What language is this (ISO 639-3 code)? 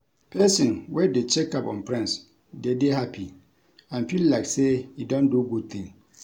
pcm